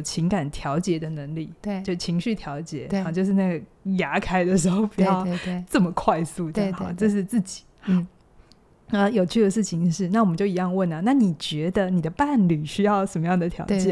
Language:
Chinese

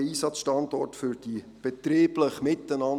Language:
Swiss German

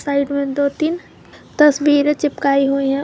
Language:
Hindi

